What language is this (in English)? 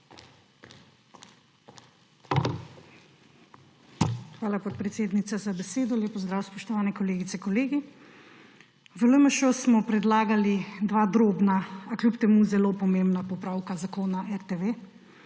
Slovenian